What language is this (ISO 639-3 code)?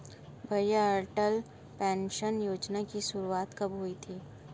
hin